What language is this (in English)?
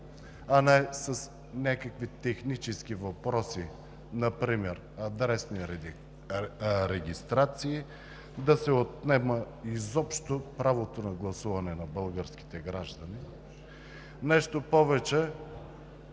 Bulgarian